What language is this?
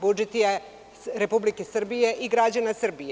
Serbian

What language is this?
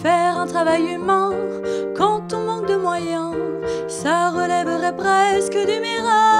French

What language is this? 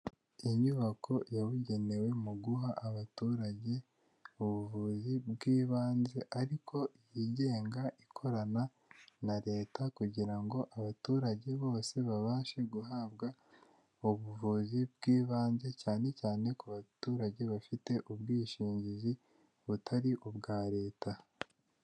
Kinyarwanda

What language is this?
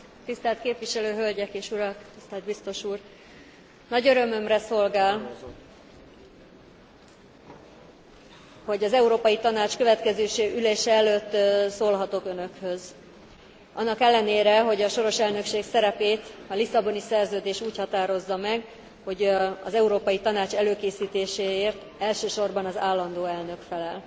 Hungarian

